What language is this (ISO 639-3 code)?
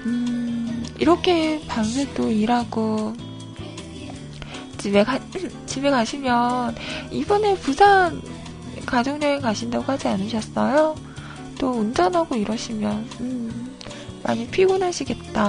kor